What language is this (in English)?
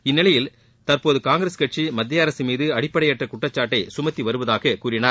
Tamil